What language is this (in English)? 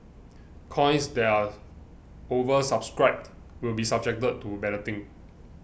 English